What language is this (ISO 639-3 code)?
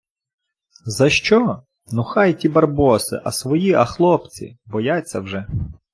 ukr